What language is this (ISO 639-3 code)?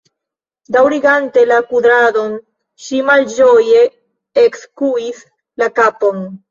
epo